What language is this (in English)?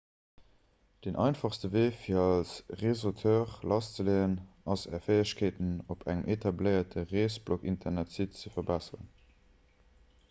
Luxembourgish